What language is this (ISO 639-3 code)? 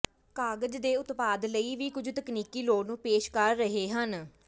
pan